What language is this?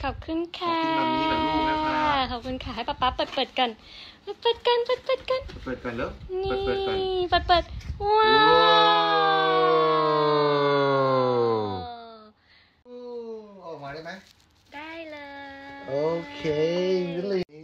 Thai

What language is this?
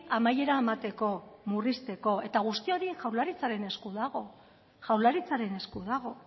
Basque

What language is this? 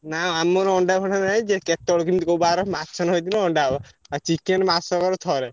Odia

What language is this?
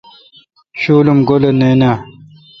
Kalkoti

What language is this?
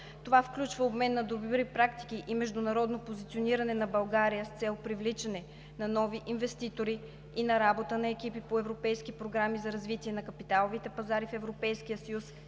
Bulgarian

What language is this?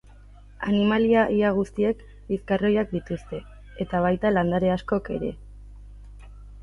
Basque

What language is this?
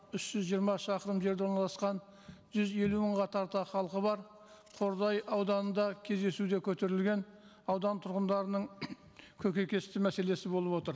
Kazakh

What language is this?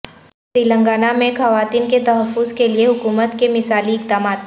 Urdu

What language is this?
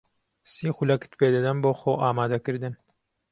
Central Kurdish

